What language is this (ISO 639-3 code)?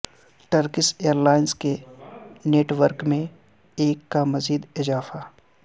urd